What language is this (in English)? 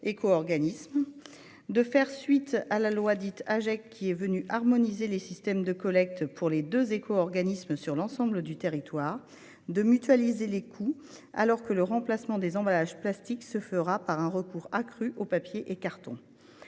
French